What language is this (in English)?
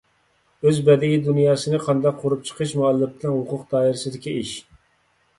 Uyghur